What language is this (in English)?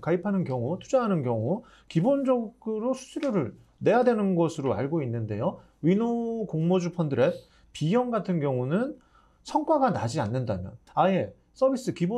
Korean